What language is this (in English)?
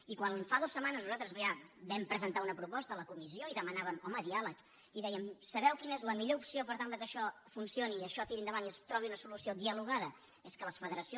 Catalan